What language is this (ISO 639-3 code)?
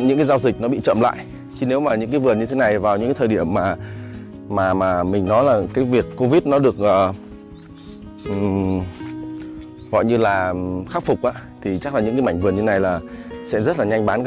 vie